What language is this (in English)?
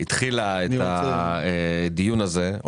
Hebrew